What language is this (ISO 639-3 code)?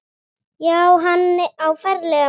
isl